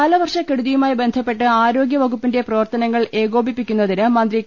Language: Malayalam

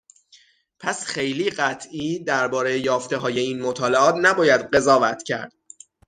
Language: Persian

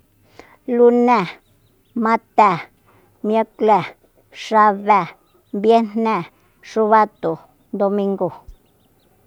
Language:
Soyaltepec Mazatec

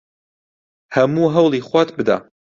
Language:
Central Kurdish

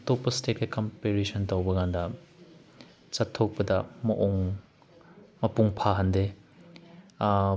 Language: Manipuri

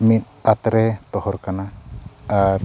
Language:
Santali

